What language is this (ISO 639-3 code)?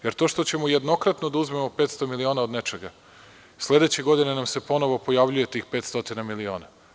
srp